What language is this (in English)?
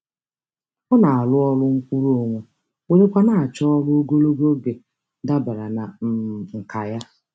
Igbo